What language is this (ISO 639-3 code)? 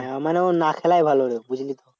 ben